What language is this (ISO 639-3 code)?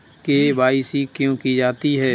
hin